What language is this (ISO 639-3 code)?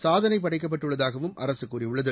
tam